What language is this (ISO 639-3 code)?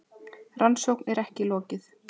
isl